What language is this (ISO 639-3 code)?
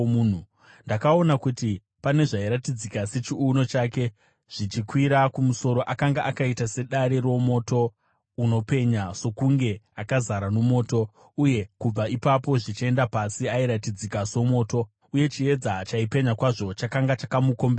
sna